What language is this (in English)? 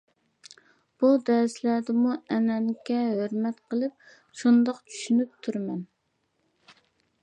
Uyghur